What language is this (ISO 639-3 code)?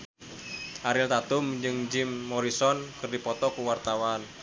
sun